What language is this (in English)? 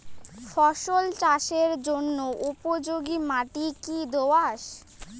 Bangla